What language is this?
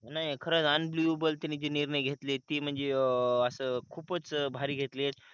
Marathi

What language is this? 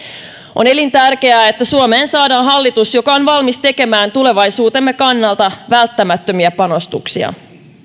Finnish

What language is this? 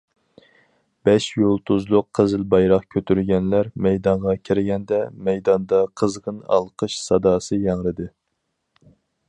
Uyghur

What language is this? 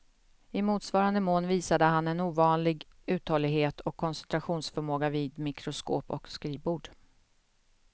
Swedish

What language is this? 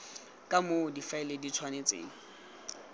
Tswana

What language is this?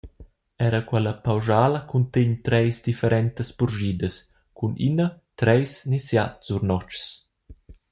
Romansh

